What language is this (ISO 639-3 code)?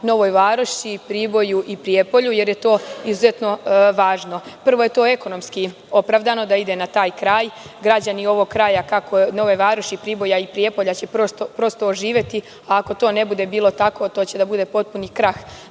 srp